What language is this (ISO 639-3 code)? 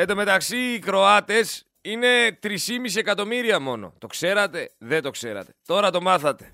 ell